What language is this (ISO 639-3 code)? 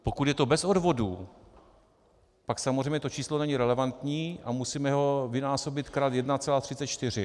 ces